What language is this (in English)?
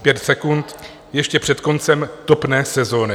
Czech